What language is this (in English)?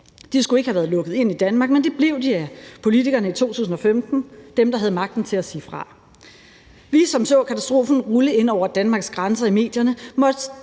Danish